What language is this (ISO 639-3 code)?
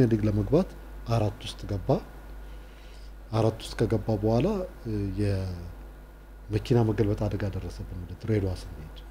tur